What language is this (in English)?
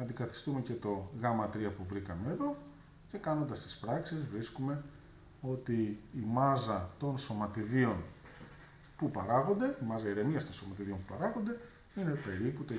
Greek